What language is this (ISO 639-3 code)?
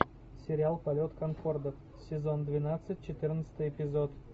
rus